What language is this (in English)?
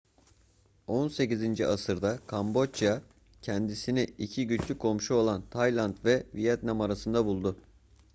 Turkish